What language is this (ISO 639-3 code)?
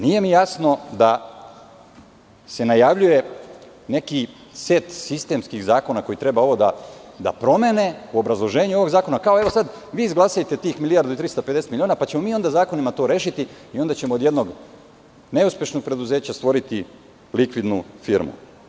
srp